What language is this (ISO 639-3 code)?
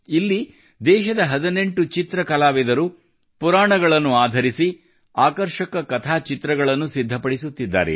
kan